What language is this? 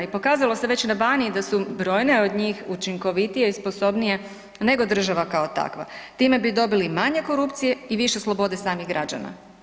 Croatian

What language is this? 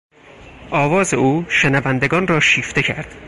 Persian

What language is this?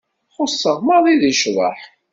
Kabyle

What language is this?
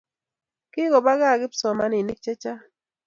Kalenjin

